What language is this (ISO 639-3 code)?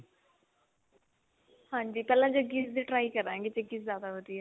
pan